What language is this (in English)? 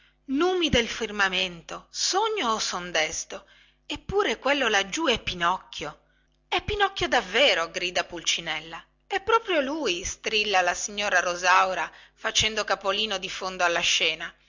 Italian